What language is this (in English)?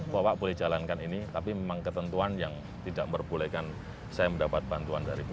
Indonesian